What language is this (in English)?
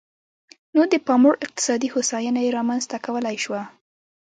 Pashto